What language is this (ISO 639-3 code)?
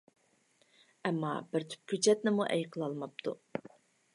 uig